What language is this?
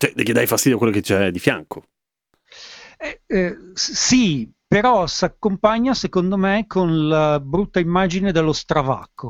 Italian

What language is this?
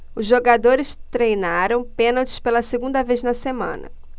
Portuguese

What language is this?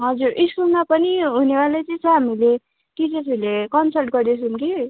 Nepali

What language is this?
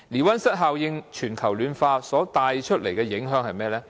Cantonese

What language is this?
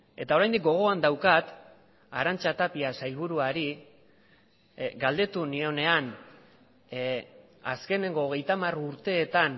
Basque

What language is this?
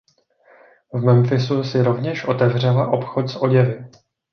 Czech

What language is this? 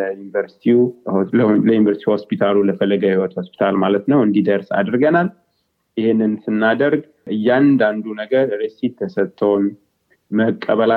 Amharic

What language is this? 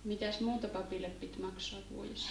Finnish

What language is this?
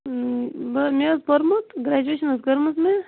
Kashmiri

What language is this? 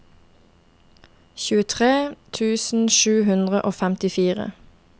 Norwegian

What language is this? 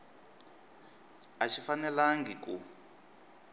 Tsonga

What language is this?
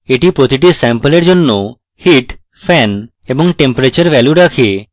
Bangla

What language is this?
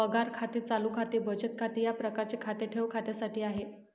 Marathi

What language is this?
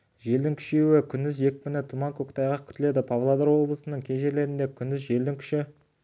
Kazakh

